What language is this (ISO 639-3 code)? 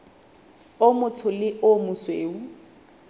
sot